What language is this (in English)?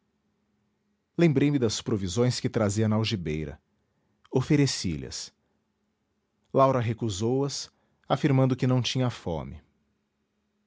Portuguese